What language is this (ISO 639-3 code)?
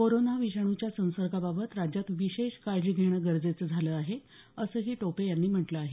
mar